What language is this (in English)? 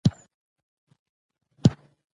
Pashto